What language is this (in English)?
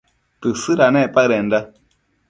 Matsés